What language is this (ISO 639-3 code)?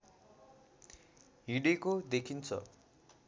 nep